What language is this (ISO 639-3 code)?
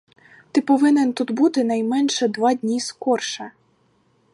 ukr